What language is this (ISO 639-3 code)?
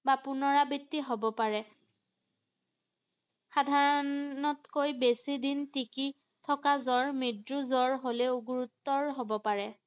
asm